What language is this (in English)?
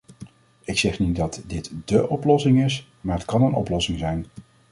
Dutch